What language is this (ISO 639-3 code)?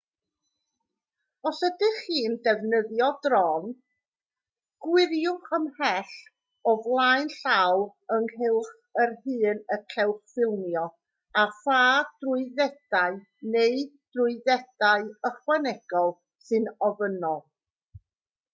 cym